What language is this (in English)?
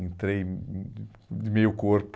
Portuguese